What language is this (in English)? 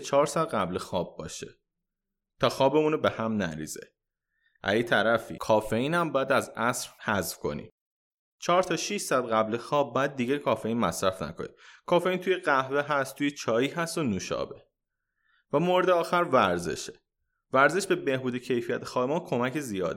Persian